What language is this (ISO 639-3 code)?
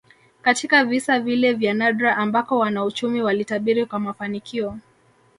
swa